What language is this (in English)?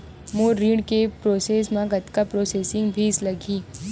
Chhattisgarhi